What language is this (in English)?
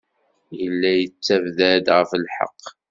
Kabyle